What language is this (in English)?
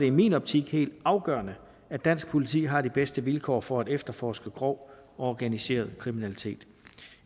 Danish